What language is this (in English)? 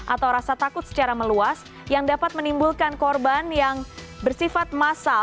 Indonesian